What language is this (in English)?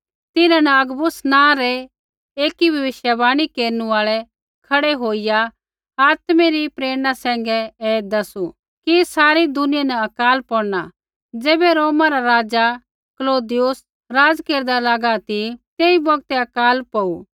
Kullu Pahari